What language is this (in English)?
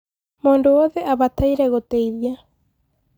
Kikuyu